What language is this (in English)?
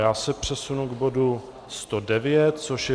Czech